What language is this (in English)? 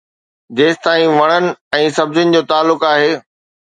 Sindhi